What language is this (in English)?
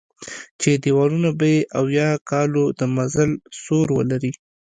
Pashto